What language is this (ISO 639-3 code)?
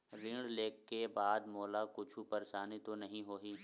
hne